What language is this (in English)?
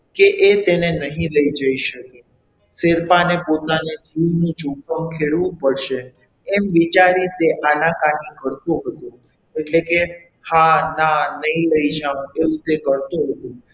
Gujarati